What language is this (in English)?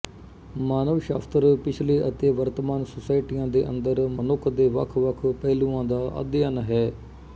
Punjabi